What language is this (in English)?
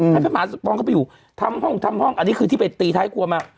Thai